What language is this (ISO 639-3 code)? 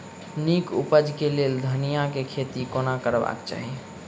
mai